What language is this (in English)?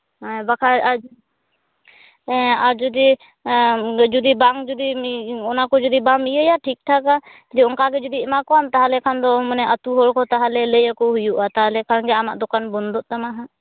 Santali